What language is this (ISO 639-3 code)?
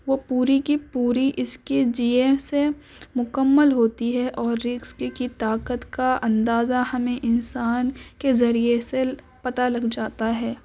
urd